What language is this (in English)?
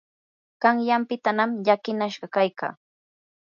Yanahuanca Pasco Quechua